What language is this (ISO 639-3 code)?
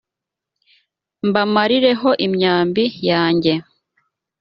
kin